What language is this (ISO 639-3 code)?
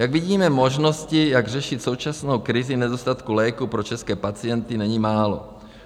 ces